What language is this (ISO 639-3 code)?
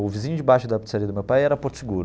por